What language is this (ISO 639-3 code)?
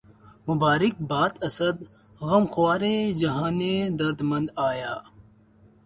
urd